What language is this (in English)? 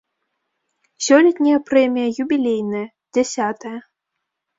Belarusian